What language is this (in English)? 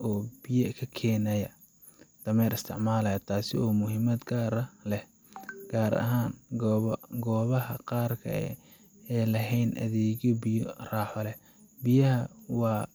Somali